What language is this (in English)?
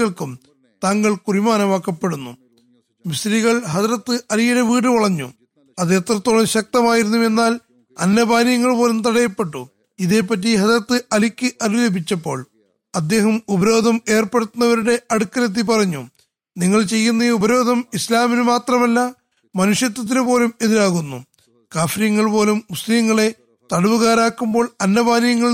Malayalam